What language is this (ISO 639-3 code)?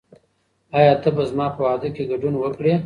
pus